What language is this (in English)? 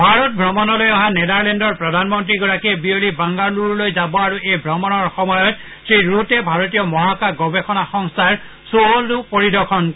Assamese